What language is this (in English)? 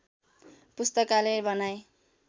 Nepali